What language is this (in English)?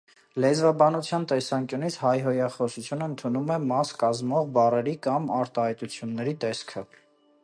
Armenian